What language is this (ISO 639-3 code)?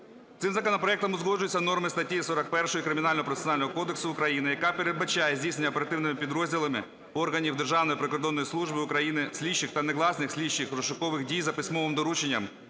ukr